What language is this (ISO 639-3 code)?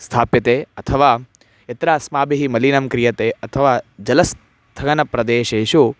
san